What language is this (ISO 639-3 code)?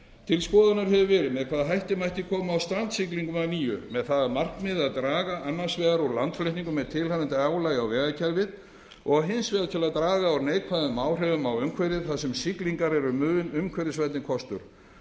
isl